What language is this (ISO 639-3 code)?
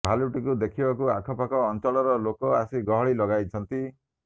ori